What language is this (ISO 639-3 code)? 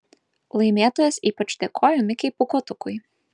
lit